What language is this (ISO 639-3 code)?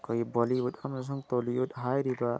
mni